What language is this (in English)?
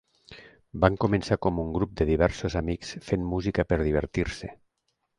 Catalan